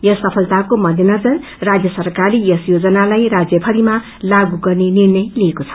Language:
Nepali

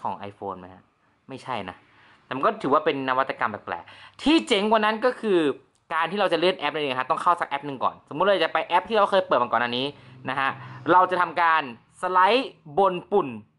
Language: Thai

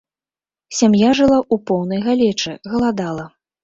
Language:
Belarusian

